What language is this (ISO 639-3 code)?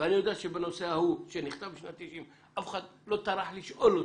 heb